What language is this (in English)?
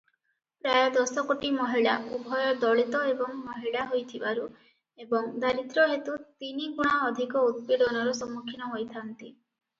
Odia